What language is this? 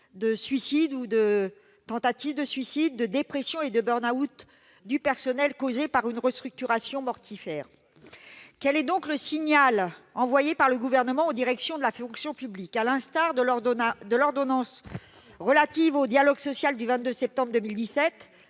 French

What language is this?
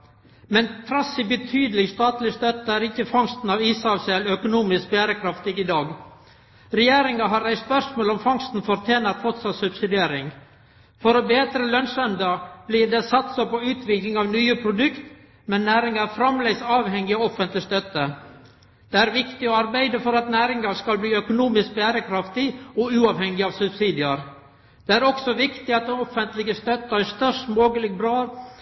Norwegian Nynorsk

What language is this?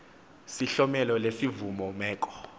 Xhosa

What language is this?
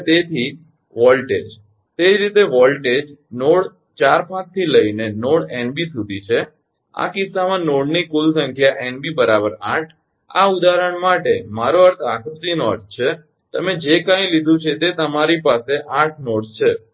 Gujarati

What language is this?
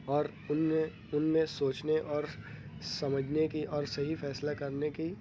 Urdu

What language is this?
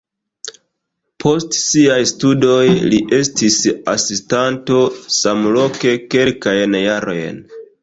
Esperanto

